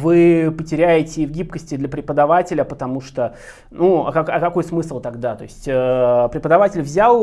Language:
Russian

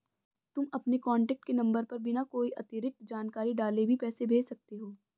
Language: Hindi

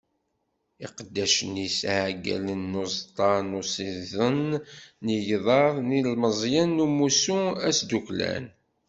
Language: Kabyle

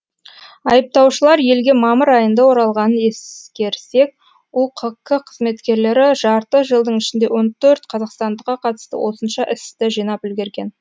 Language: Kazakh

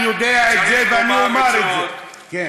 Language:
Hebrew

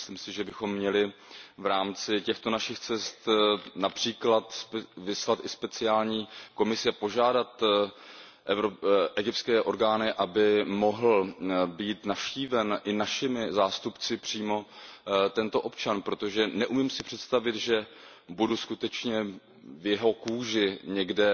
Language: Czech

